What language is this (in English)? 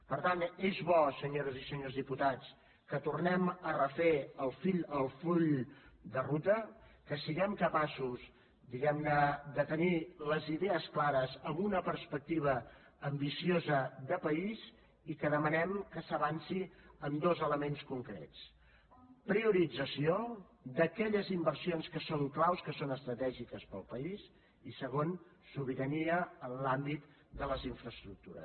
Catalan